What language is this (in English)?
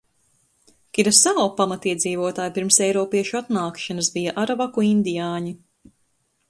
Latvian